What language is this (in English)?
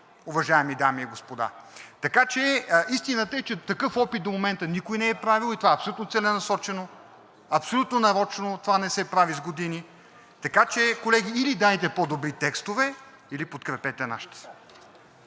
Bulgarian